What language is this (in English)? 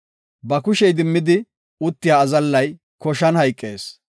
Gofa